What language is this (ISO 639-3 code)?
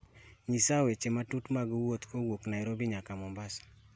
luo